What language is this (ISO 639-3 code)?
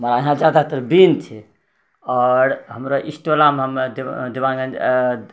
mai